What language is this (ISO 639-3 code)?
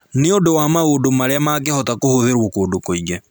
kik